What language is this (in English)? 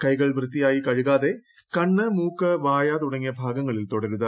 Malayalam